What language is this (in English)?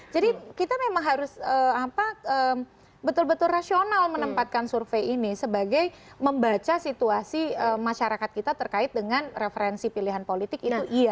Indonesian